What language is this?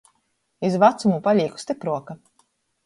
Latgalian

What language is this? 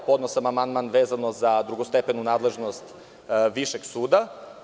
Serbian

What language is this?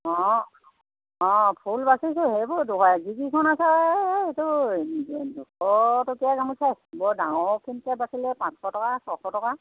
Assamese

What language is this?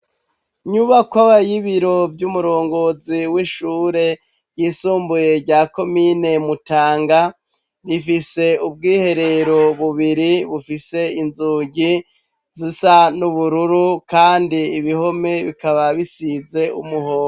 Rundi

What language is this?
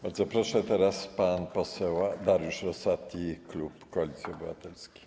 Polish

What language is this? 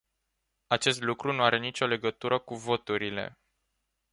Romanian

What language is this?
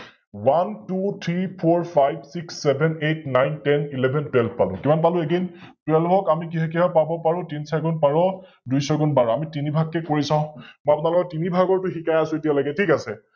Assamese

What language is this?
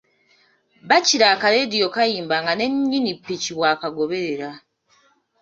Ganda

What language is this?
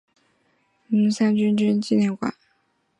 Chinese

